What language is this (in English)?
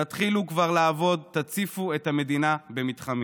Hebrew